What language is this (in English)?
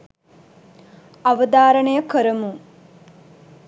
Sinhala